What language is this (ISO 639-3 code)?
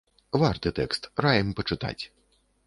bel